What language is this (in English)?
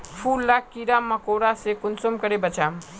Magahi